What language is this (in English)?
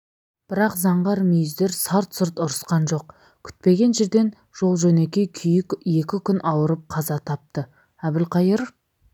Kazakh